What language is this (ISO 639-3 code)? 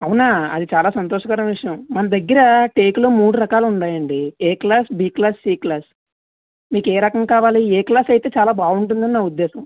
tel